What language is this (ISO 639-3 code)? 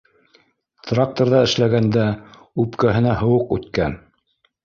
bak